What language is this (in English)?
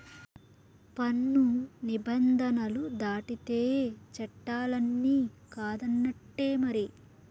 Telugu